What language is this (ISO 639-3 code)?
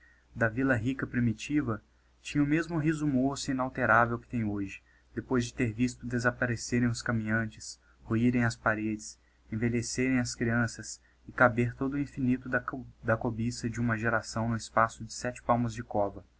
por